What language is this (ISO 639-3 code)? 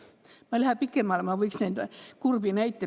est